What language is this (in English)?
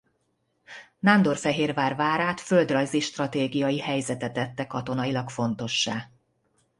Hungarian